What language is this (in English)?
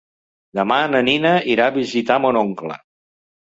Catalan